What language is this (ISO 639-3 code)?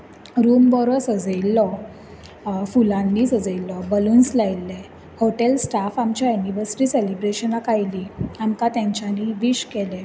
kok